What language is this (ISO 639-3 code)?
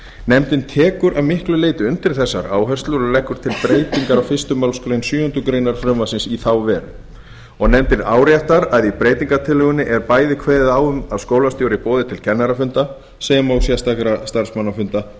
isl